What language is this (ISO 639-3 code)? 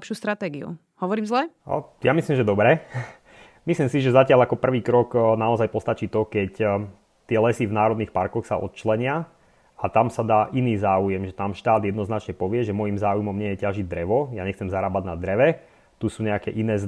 slk